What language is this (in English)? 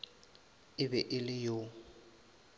Northern Sotho